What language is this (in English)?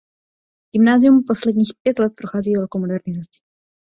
Czech